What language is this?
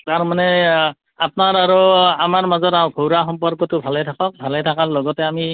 Assamese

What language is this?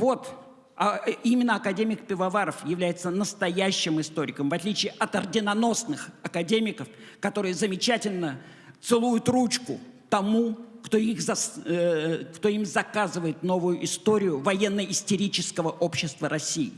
Russian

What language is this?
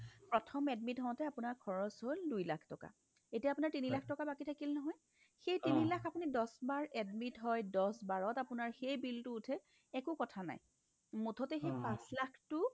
Assamese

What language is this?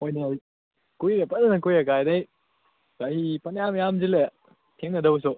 Manipuri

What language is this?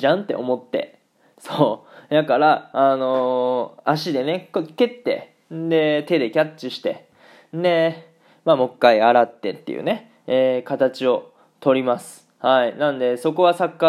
Japanese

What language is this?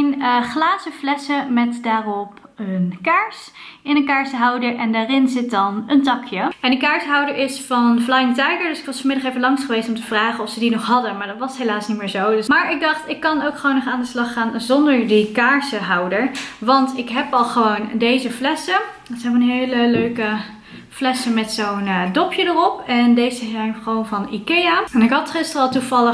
Dutch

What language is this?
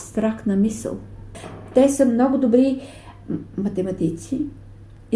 Bulgarian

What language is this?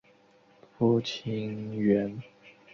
Chinese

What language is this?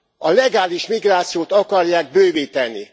Hungarian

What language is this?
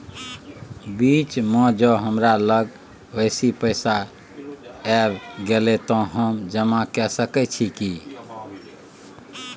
Maithili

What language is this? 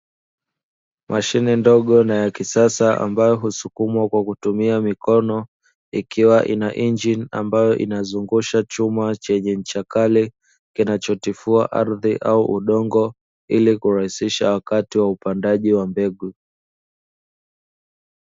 Swahili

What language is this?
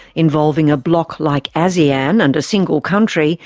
English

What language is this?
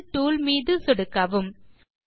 Tamil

